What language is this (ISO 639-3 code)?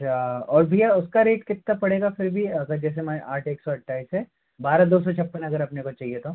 hin